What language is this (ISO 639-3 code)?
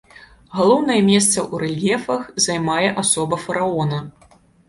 bel